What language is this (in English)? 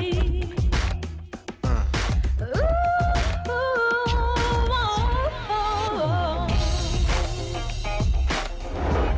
Indonesian